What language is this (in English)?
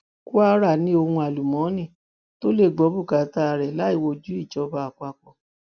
Yoruba